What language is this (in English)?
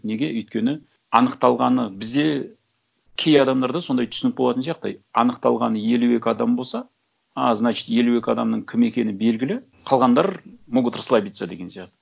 Kazakh